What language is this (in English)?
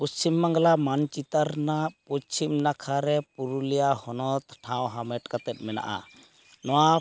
Santali